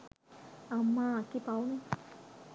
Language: Sinhala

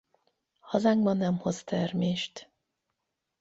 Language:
Hungarian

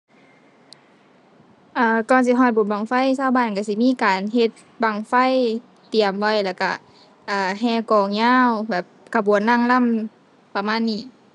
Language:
Thai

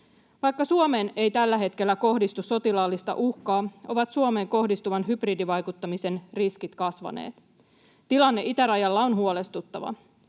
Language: Finnish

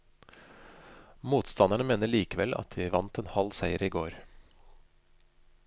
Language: Norwegian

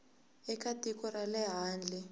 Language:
Tsonga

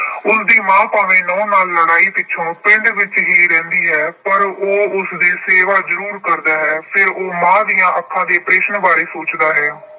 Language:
Punjabi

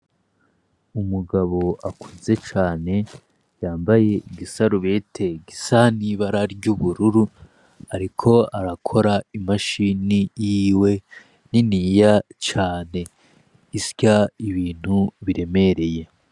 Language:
Rundi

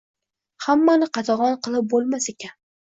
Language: Uzbek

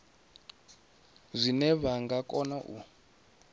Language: Venda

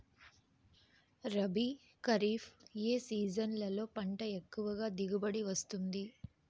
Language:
Telugu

